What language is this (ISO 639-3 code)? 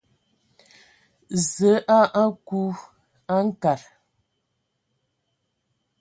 ewo